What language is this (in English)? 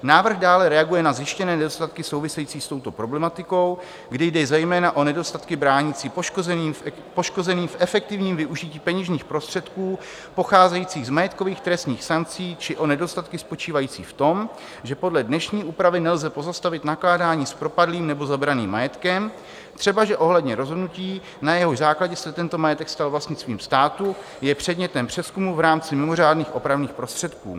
Czech